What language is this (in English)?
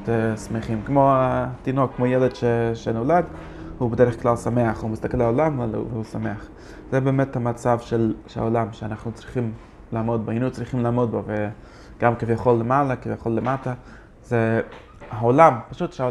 Hebrew